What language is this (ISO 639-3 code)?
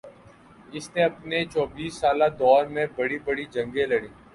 urd